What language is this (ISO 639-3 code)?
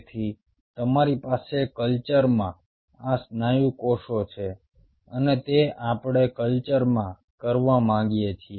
guj